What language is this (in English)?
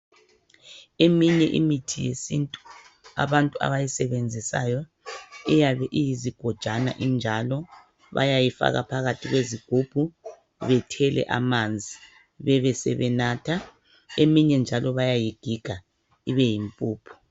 North Ndebele